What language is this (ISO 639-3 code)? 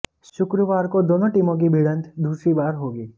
hin